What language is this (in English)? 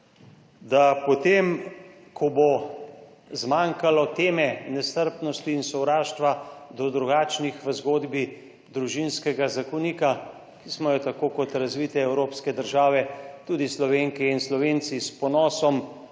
Slovenian